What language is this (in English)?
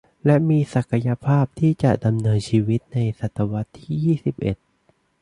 Thai